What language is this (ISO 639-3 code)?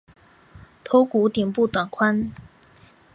zho